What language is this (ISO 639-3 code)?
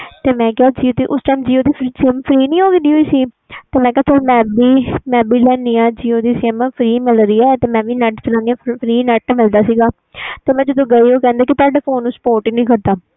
pan